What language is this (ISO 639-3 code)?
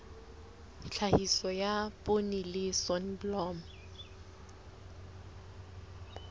sot